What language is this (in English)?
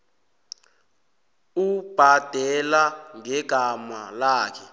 South Ndebele